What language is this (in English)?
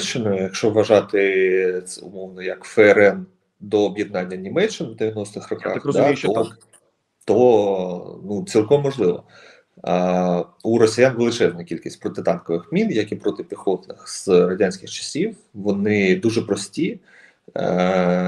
Ukrainian